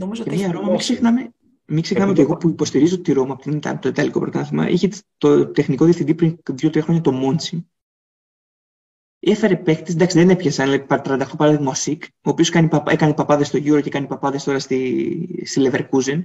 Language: Greek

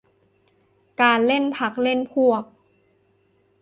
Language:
Thai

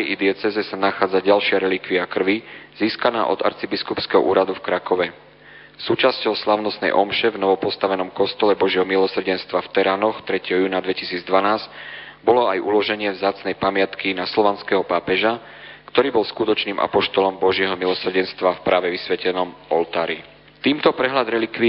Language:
Slovak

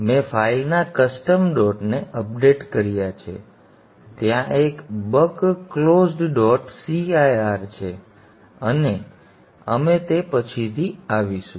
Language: Gujarati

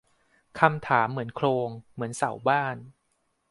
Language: Thai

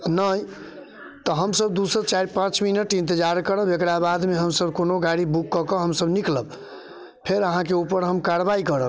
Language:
Maithili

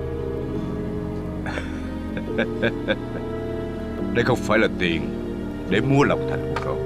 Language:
Vietnamese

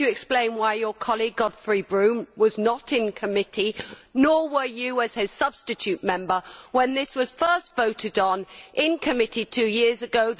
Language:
English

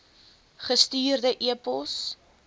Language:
Afrikaans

